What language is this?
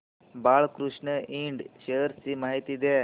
Marathi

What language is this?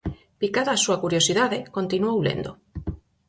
Galician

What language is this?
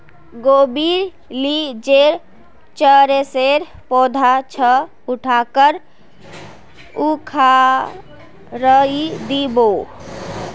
Magahi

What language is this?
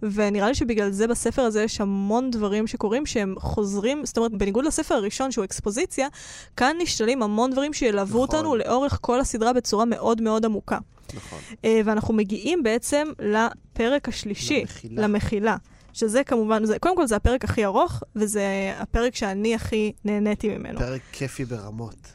Hebrew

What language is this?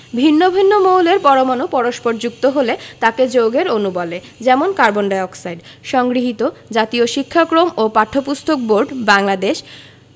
Bangla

